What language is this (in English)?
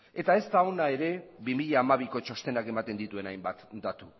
Basque